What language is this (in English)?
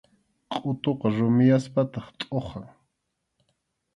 Arequipa-La Unión Quechua